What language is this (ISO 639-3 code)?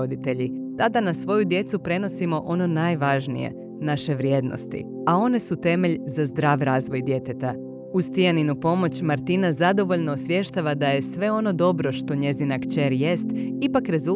hrv